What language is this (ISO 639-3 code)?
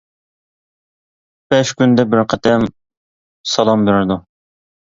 uig